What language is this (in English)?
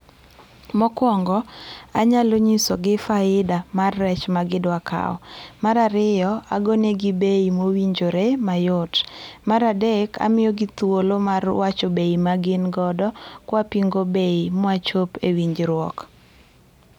Luo (Kenya and Tanzania)